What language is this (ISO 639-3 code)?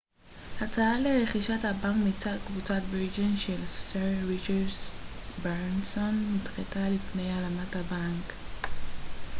heb